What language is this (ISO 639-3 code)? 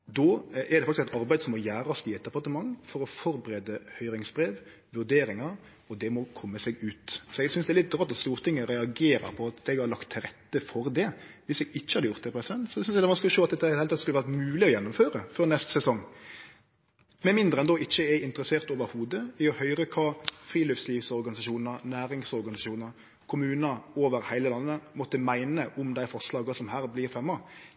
nno